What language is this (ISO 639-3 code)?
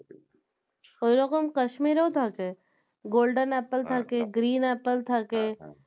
ben